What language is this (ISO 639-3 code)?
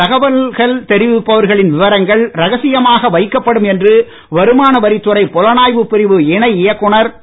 tam